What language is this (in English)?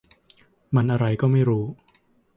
Thai